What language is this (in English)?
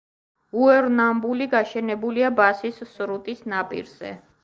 Georgian